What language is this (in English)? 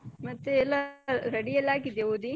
Kannada